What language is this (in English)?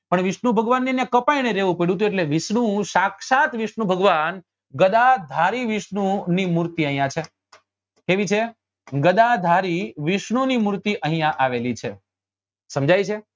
Gujarati